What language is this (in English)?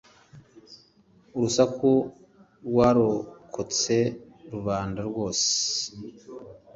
Kinyarwanda